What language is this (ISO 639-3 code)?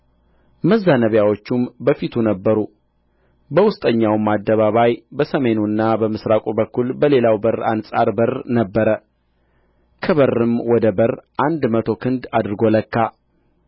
amh